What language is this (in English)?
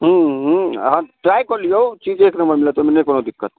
Maithili